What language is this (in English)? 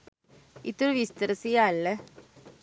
Sinhala